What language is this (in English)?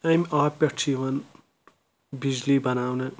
Kashmiri